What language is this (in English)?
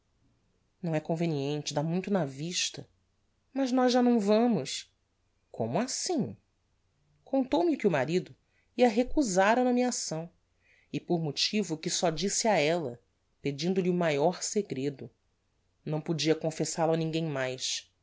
Portuguese